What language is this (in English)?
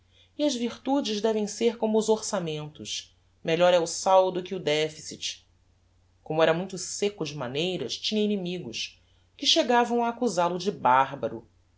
Portuguese